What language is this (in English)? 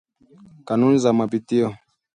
Swahili